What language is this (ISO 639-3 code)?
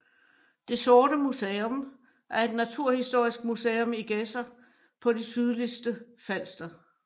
dan